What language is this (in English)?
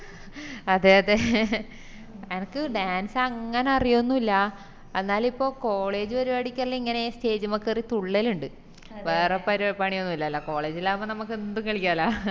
Malayalam